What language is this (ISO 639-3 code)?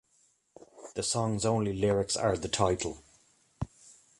eng